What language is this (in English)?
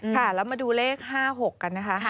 Thai